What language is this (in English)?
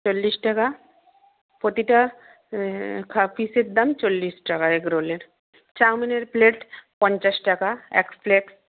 Bangla